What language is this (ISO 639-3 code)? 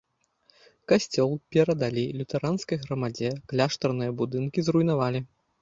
bel